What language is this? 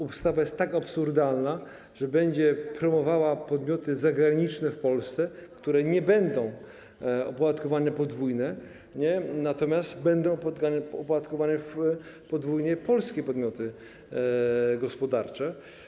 Polish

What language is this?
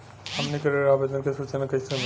Bhojpuri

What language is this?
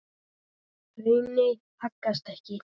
Icelandic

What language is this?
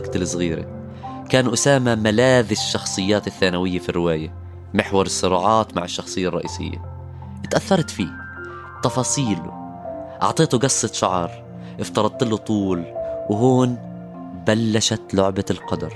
Arabic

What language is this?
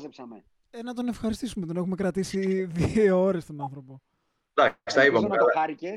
Greek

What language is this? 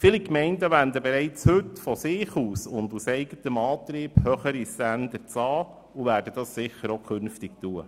Swiss German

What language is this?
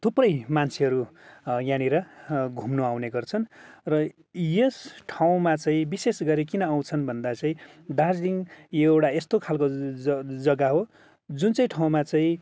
Nepali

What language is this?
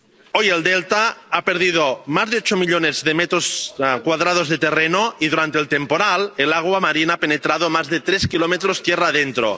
Spanish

